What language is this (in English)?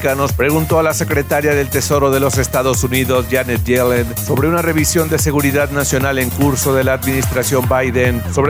Spanish